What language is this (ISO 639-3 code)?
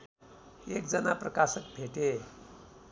nep